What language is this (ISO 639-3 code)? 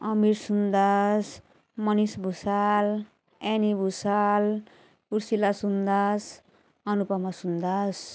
nep